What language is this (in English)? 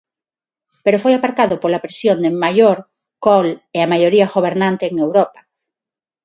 Galician